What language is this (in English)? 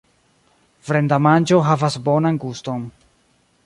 Esperanto